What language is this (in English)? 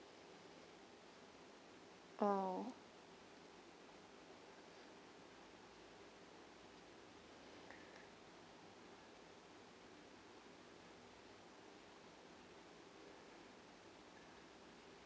English